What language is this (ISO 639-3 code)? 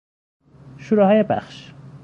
fas